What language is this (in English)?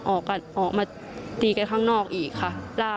Thai